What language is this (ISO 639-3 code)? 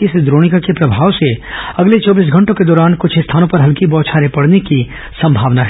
hin